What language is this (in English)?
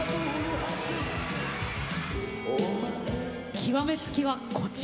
Japanese